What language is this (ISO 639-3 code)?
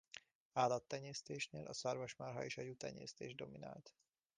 hun